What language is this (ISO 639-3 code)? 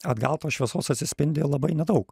lit